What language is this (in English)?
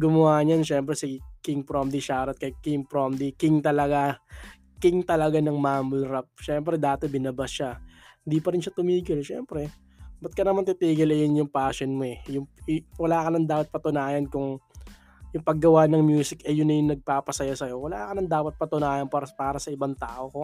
Filipino